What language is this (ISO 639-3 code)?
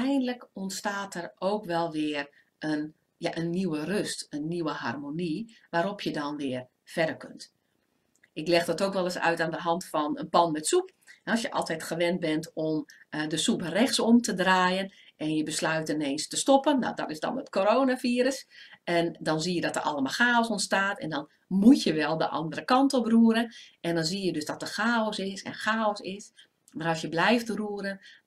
nld